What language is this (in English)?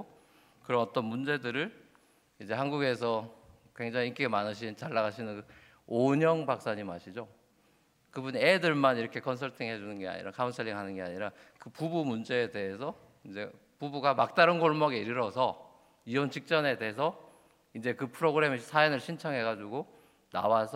Korean